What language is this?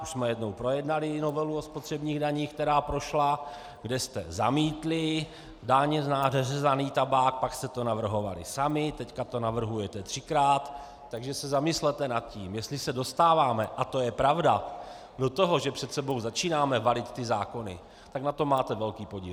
Czech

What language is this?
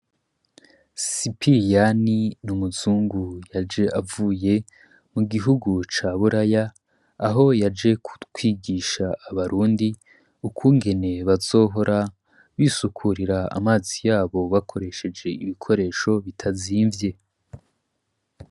Rundi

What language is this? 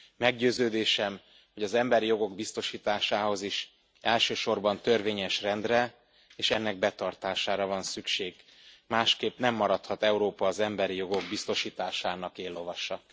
Hungarian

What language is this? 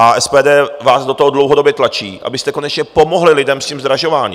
Czech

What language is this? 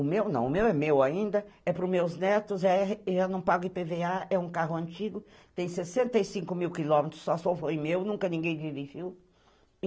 Portuguese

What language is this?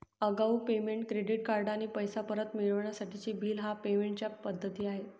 Marathi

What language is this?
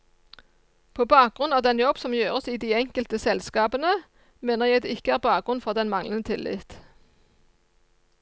Norwegian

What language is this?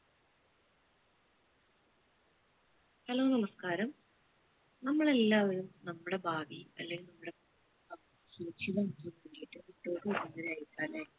Malayalam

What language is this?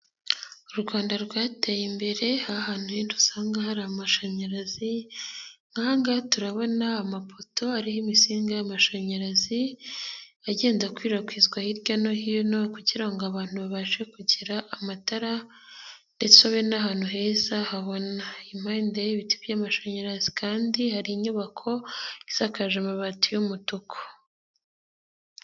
Kinyarwanda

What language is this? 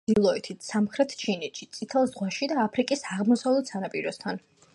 Georgian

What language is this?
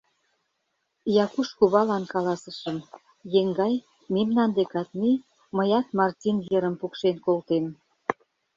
Mari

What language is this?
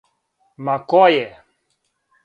Serbian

